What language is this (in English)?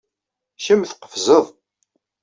Kabyle